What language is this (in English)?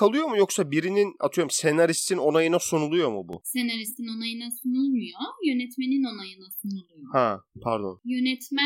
Turkish